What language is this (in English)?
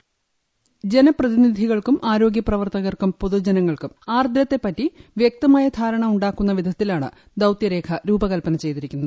Malayalam